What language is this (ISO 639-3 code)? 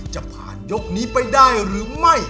tha